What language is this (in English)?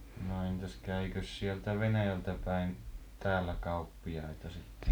Finnish